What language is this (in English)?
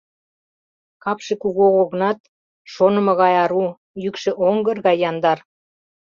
Mari